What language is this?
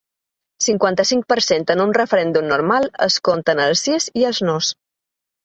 Catalan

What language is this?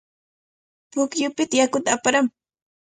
Cajatambo North Lima Quechua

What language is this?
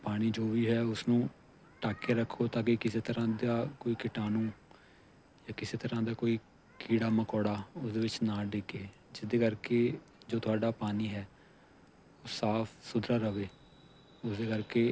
Punjabi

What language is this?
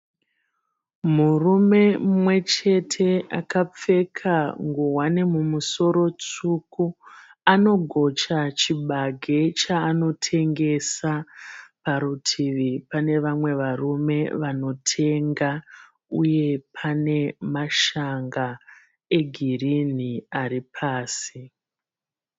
Shona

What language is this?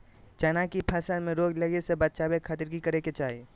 Magahi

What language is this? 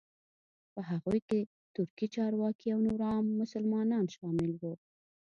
Pashto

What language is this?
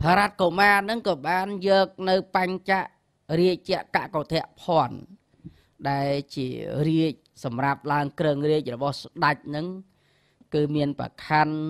Thai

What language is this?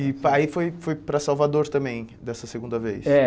Portuguese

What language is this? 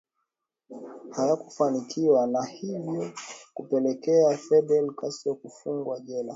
Swahili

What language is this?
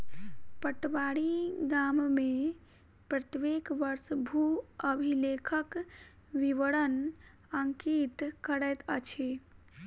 Maithili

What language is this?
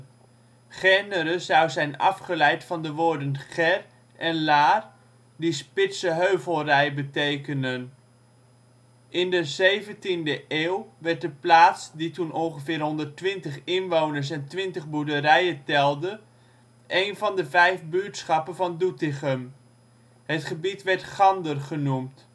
Dutch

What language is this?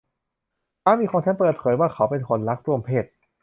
Thai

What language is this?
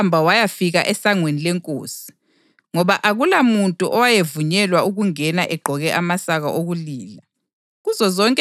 North Ndebele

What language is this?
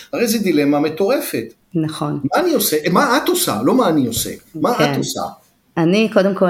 Hebrew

